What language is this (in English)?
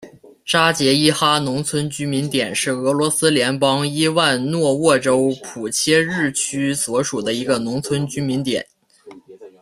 Chinese